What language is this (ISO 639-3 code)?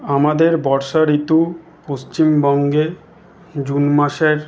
ben